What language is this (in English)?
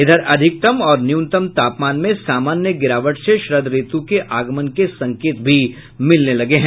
Hindi